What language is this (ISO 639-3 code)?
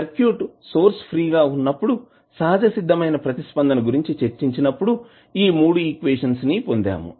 tel